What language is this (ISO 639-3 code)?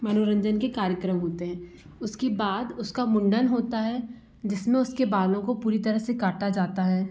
hin